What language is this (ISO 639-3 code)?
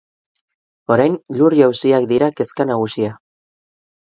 eus